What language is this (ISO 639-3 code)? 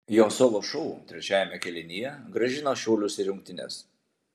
lit